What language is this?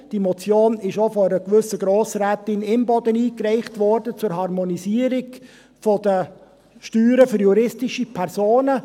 Swiss German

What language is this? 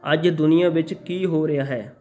Punjabi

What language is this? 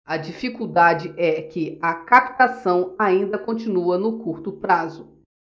Portuguese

